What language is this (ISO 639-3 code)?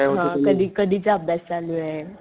mar